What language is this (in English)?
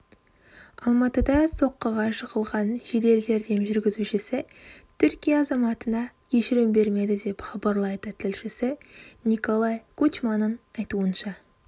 Kazakh